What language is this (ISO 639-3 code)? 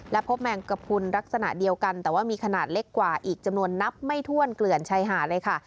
tha